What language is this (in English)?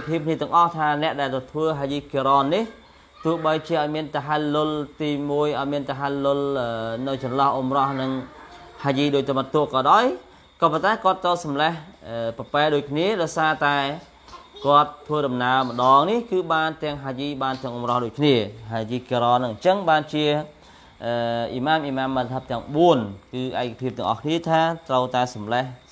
Arabic